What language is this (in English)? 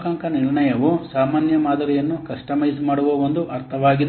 Kannada